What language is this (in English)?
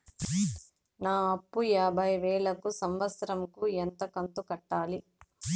Telugu